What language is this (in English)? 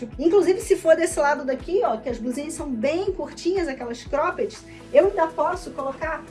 Portuguese